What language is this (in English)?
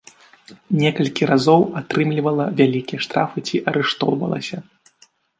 Belarusian